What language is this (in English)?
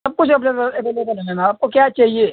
Hindi